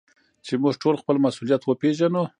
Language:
Pashto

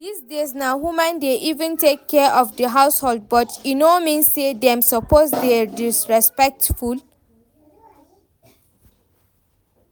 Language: Nigerian Pidgin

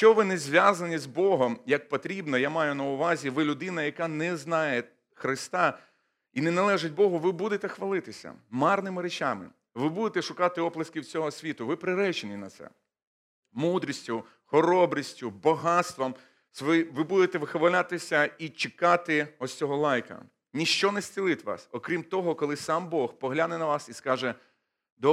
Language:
Ukrainian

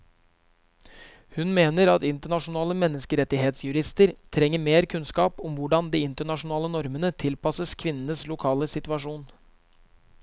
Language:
Norwegian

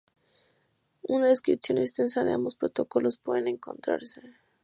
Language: Spanish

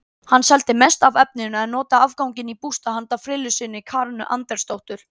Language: Icelandic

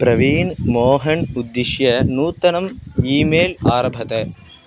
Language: Sanskrit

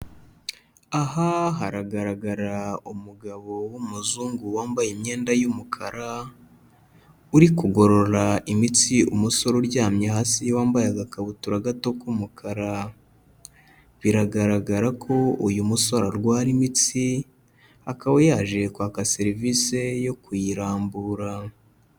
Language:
Kinyarwanda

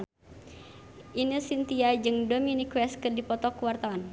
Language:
Sundanese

